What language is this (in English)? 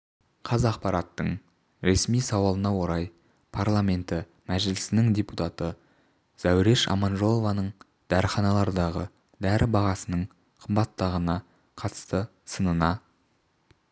Kazakh